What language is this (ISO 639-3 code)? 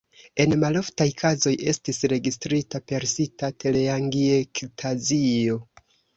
epo